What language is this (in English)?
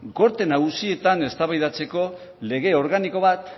Basque